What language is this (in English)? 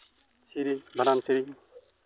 Santali